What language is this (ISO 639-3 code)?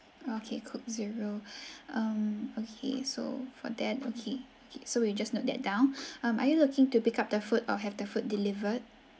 eng